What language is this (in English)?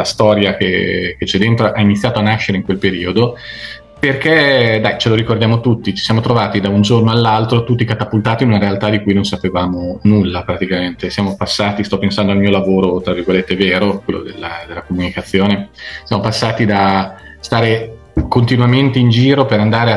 Italian